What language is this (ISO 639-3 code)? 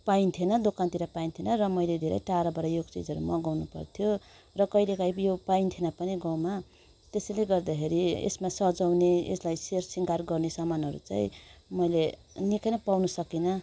nep